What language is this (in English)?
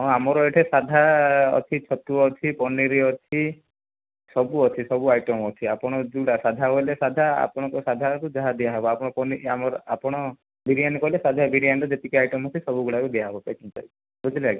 Odia